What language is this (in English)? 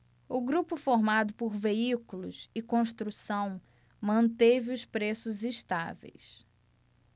Portuguese